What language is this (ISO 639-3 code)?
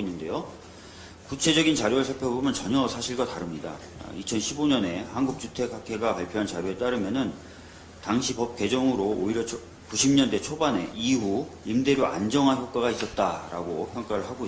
kor